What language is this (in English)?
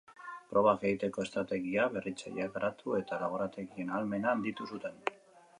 Basque